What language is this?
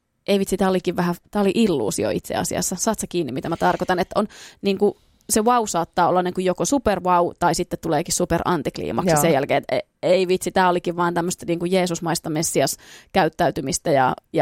Finnish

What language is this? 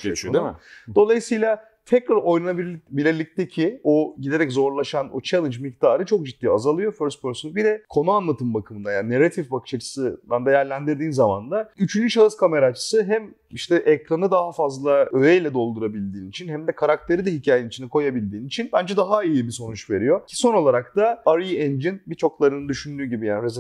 Turkish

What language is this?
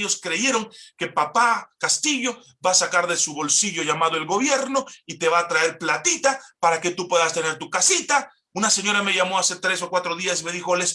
Spanish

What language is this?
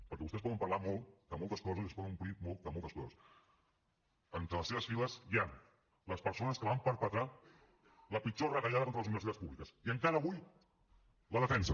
Catalan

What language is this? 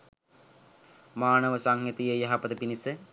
Sinhala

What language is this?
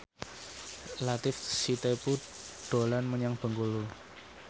Javanese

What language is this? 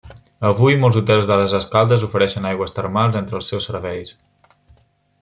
Catalan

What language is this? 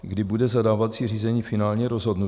Czech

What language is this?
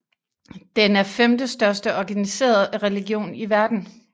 Danish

